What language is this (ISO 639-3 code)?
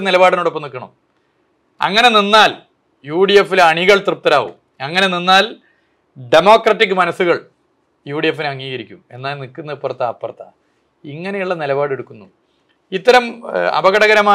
mal